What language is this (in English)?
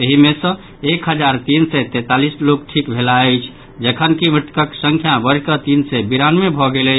Maithili